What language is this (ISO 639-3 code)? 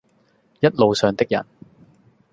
yue